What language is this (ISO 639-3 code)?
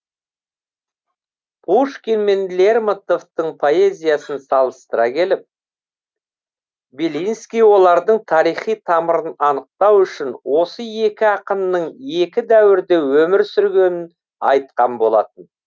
kaz